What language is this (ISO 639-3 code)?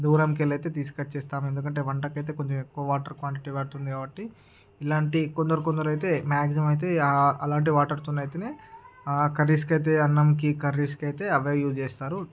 tel